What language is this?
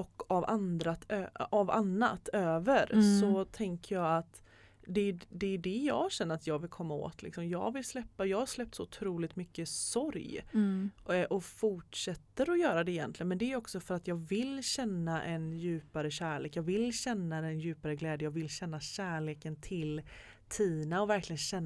Swedish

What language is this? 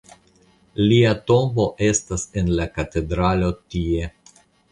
Esperanto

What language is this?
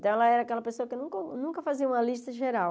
Portuguese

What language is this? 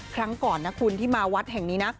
Thai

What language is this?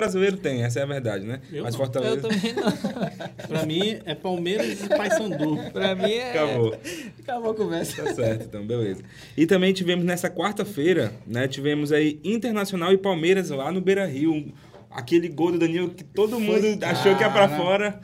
Portuguese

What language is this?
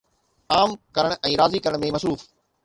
Sindhi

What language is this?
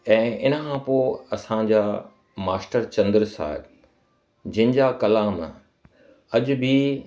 Sindhi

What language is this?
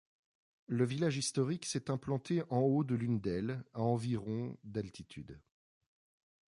French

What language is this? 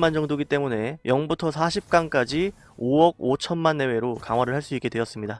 Korean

